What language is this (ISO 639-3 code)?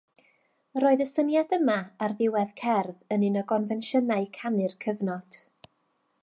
cym